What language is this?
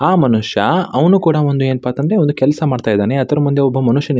Kannada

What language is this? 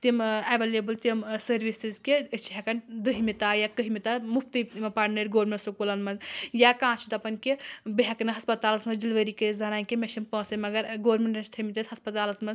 Kashmiri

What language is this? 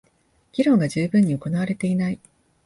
Japanese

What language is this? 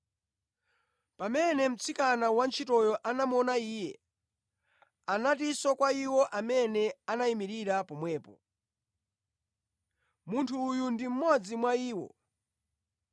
Nyanja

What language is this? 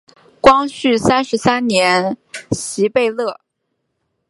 Chinese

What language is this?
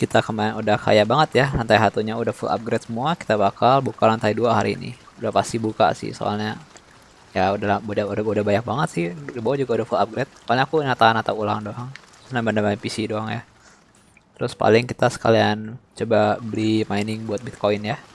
Indonesian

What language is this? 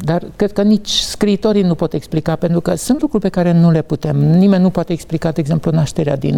Romanian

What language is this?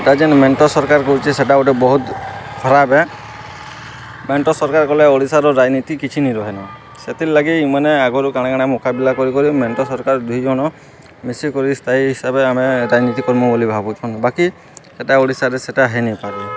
Odia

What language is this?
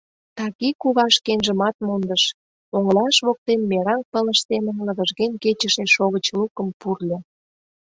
Mari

